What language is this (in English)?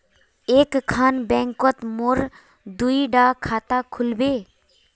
Magahi